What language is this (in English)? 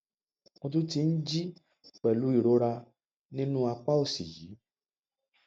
Yoruba